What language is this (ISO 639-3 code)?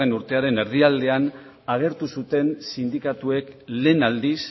eus